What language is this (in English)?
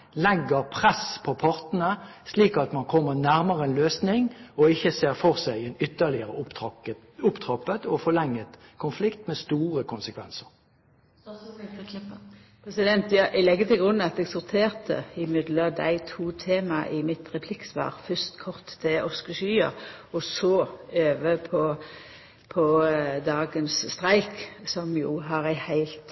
Norwegian